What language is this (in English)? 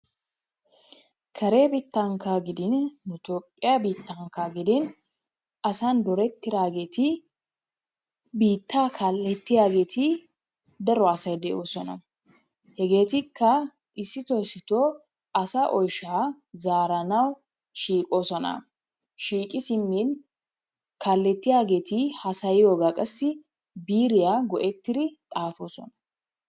Wolaytta